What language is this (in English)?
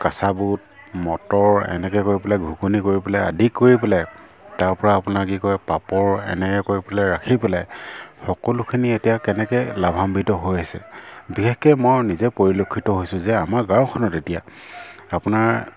Assamese